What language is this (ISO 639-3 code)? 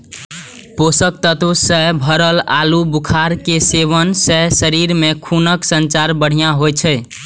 mai